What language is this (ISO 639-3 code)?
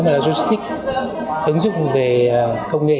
vie